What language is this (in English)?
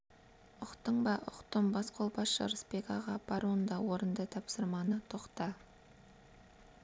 Kazakh